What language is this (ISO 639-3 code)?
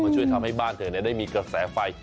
tha